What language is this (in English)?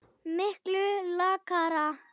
Icelandic